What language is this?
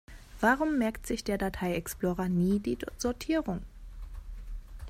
German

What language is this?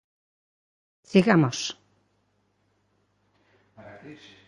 Galician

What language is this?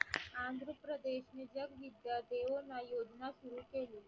Marathi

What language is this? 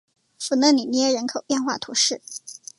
Chinese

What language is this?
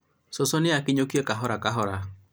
Kikuyu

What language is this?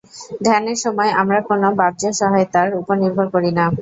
Bangla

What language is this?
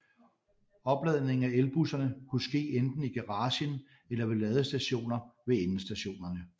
Danish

